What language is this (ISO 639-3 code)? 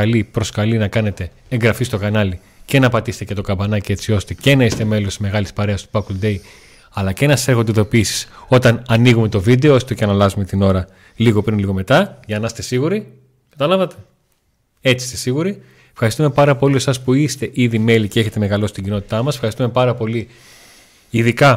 ell